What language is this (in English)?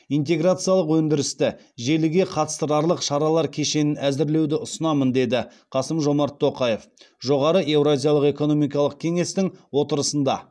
Kazakh